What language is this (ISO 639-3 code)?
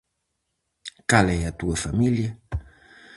glg